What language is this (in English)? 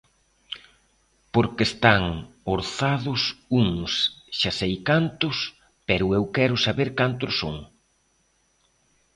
Galician